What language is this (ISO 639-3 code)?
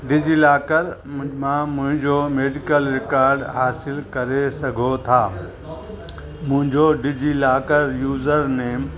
snd